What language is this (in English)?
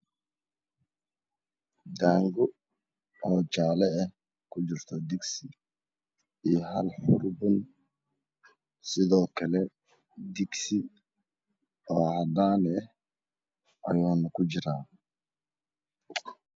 Somali